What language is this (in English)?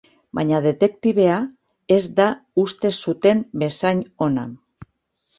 Basque